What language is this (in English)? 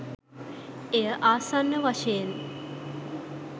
Sinhala